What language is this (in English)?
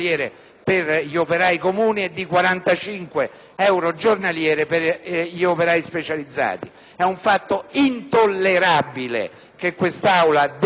Italian